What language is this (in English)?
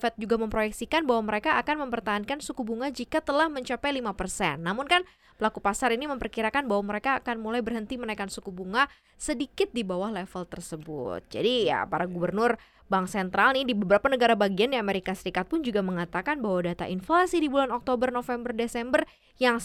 Indonesian